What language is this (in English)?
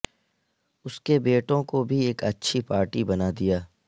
Urdu